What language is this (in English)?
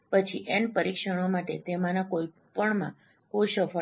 Gujarati